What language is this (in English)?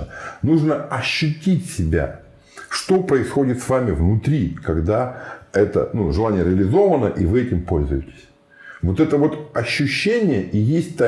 Russian